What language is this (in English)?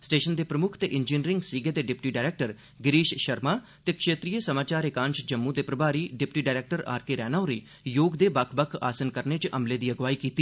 Dogri